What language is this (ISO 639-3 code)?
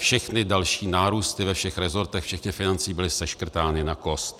ces